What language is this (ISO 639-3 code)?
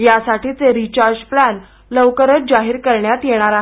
mar